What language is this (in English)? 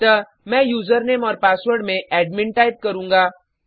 Hindi